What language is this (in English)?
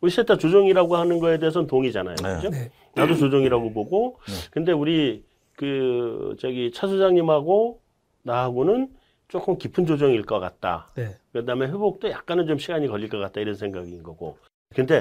Korean